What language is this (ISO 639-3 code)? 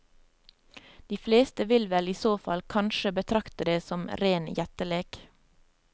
nor